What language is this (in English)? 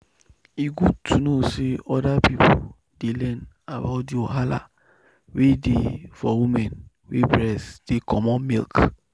Nigerian Pidgin